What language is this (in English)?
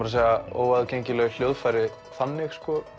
Icelandic